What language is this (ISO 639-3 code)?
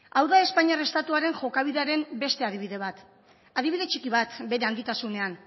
eus